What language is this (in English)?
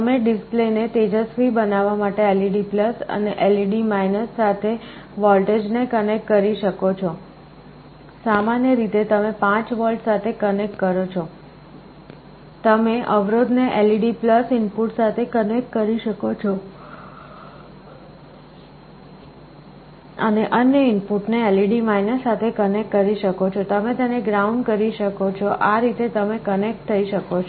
Gujarati